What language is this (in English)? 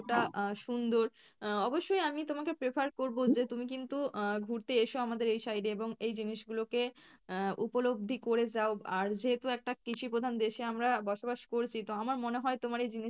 Bangla